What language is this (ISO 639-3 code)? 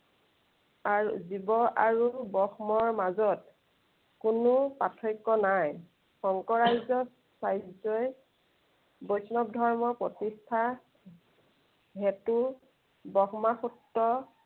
asm